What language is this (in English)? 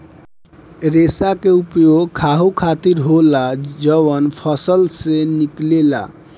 Bhojpuri